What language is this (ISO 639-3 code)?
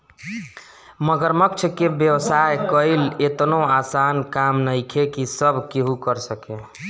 bho